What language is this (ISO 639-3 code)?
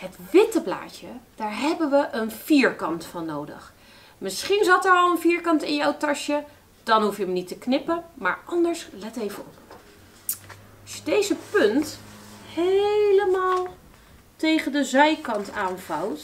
nld